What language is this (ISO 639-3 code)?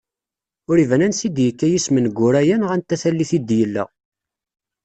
kab